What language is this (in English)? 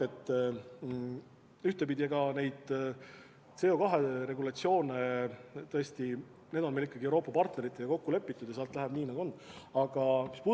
Estonian